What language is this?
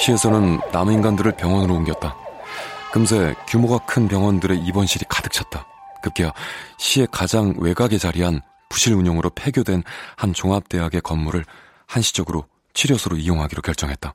Korean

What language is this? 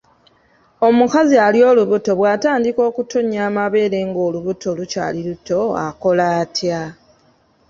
Ganda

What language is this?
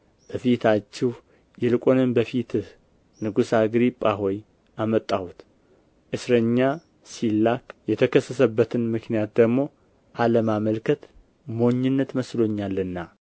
Amharic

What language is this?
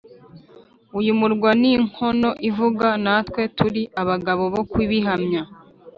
Kinyarwanda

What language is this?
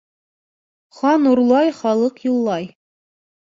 Bashkir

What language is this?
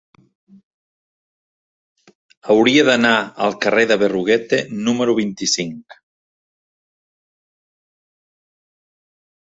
Catalan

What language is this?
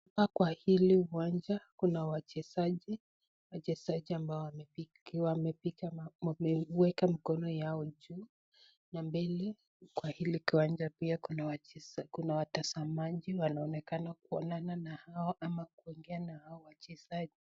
Swahili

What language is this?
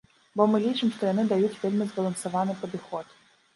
Belarusian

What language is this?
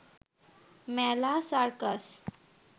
Bangla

